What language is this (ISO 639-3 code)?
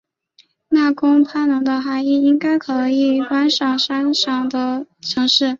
zho